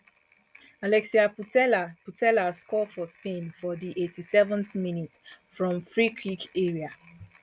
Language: Nigerian Pidgin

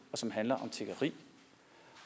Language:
Danish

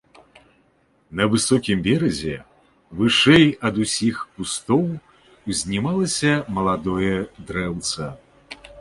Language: Belarusian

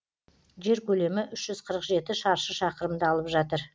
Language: Kazakh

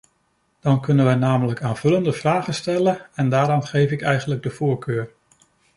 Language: Dutch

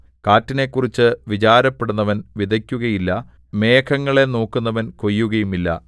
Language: Malayalam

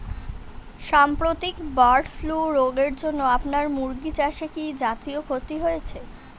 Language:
Bangla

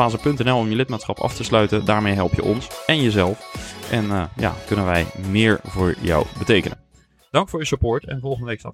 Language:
Dutch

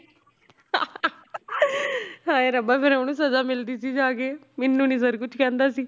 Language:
Punjabi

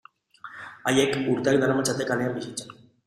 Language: Basque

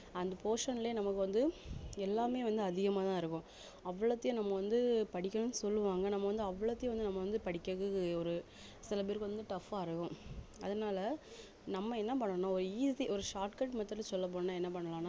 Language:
Tamil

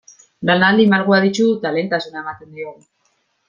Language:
Basque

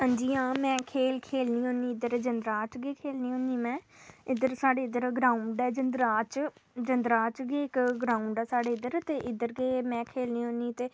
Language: Dogri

